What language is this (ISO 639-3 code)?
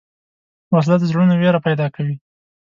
pus